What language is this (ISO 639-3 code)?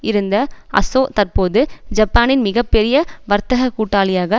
tam